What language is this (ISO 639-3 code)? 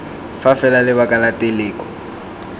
tsn